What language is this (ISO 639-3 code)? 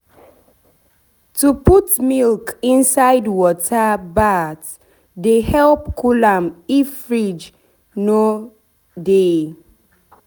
pcm